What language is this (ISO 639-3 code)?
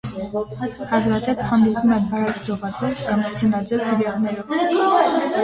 hye